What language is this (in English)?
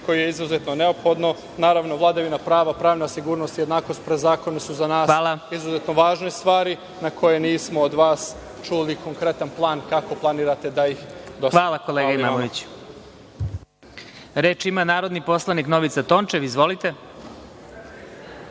Serbian